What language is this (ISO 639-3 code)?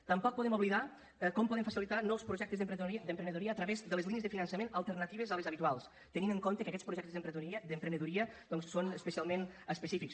cat